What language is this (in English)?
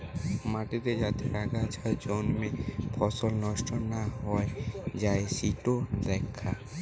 Bangla